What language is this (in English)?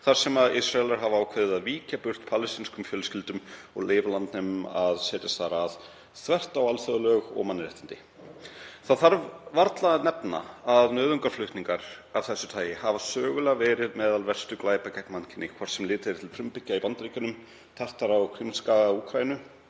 Icelandic